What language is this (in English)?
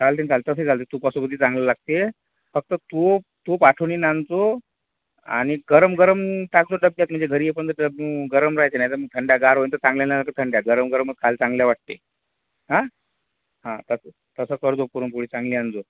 Marathi